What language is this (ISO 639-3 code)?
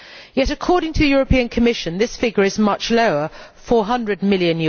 eng